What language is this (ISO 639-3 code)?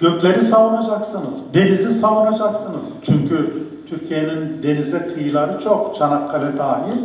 tur